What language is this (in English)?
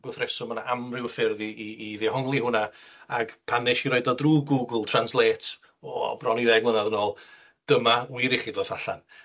Welsh